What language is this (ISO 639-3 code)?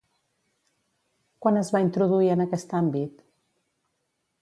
cat